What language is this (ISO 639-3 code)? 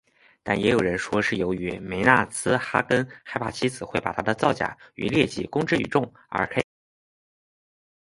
zho